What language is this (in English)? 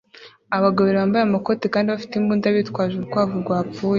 Kinyarwanda